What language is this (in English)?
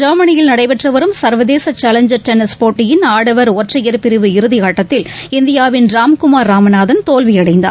Tamil